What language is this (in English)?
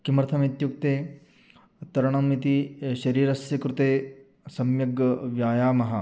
Sanskrit